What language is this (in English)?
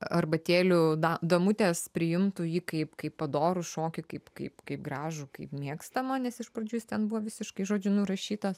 Lithuanian